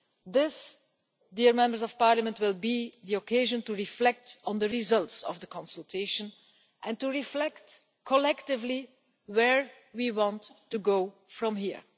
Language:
English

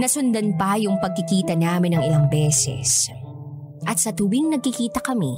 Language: Filipino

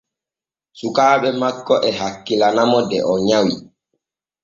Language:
Borgu Fulfulde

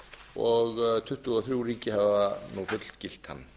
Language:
Icelandic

